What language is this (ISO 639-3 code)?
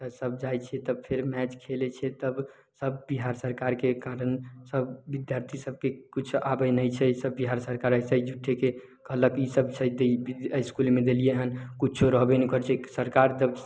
mai